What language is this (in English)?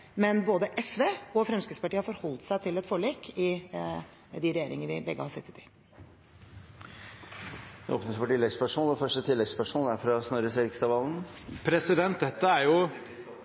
Norwegian Bokmål